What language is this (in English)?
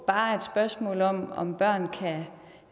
Danish